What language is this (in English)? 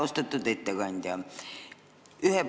Estonian